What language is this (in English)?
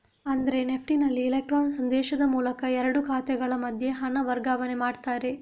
Kannada